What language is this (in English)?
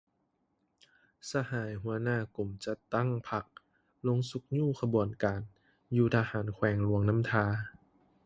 Lao